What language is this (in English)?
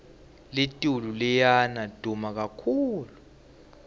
Swati